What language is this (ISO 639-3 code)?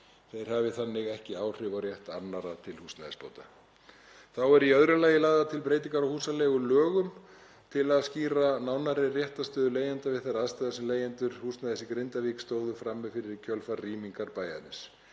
isl